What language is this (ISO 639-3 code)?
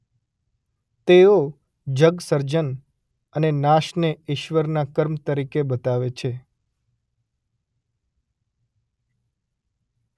guj